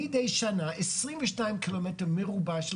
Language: Hebrew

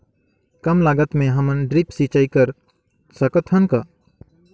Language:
Chhattisgarhi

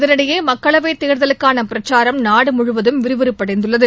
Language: Tamil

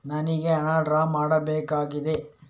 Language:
Kannada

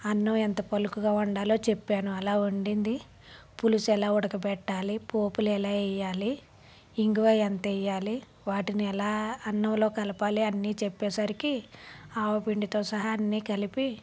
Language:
Telugu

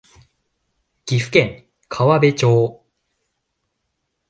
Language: Japanese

